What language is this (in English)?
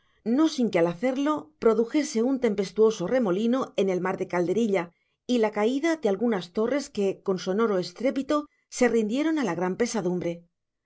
Spanish